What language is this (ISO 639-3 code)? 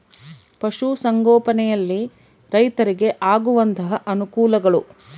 kan